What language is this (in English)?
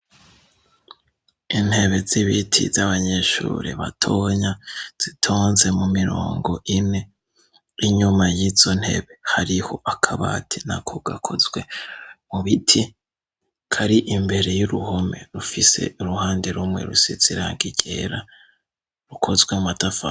Rundi